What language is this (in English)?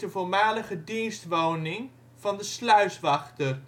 Dutch